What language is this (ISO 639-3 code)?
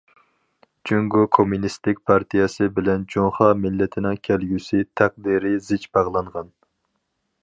uig